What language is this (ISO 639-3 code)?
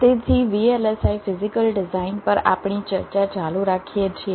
guj